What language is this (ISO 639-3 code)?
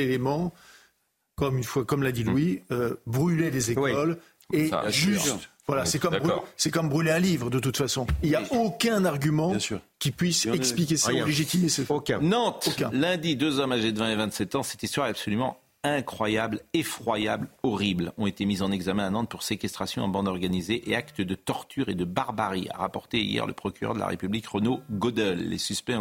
fra